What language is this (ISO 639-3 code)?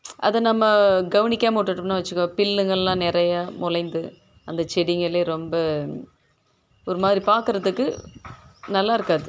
tam